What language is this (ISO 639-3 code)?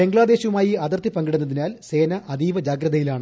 mal